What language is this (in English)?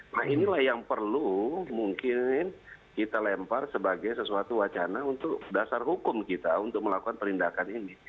Indonesian